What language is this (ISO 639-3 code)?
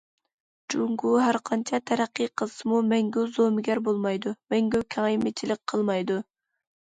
uig